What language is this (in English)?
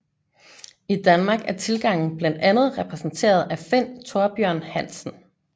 Danish